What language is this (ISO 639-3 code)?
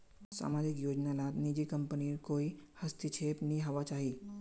mag